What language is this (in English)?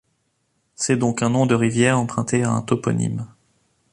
French